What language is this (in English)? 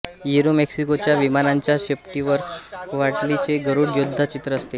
Marathi